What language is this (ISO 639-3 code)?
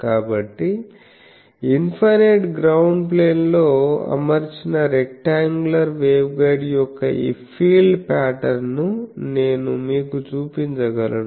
tel